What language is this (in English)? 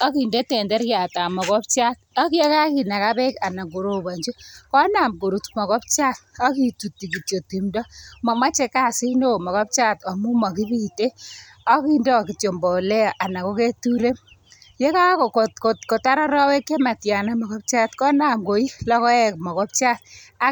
Kalenjin